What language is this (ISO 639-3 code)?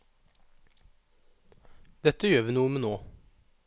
nor